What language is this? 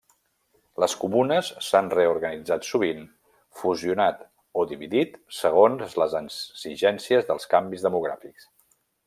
Catalan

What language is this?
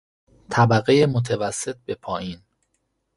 Persian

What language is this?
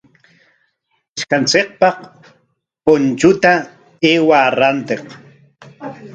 Corongo Ancash Quechua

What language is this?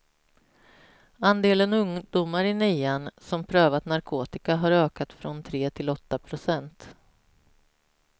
Swedish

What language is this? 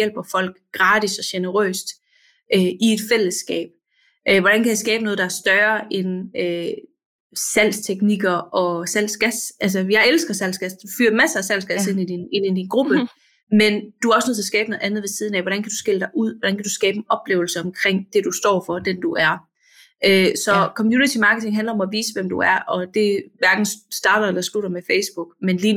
Danish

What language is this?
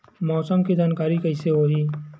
Chhattisgarhi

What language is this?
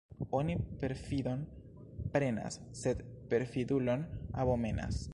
Esperanto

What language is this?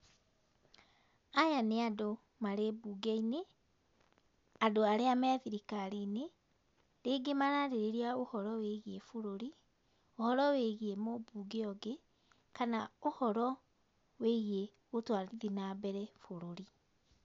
Kikuyu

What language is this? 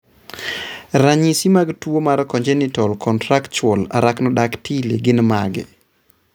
Luo (Kenya and Tanzania)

